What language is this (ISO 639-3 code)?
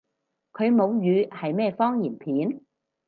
yue